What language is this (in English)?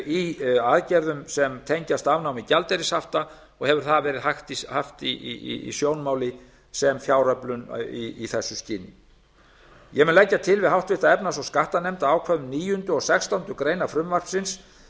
Icelandic